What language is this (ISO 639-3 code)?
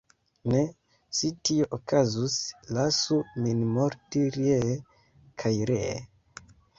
epo